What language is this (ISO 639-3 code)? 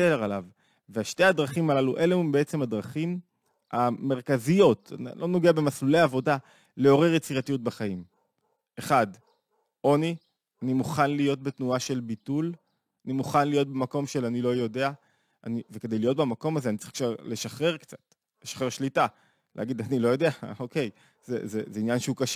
heb